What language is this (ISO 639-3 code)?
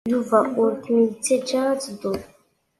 kab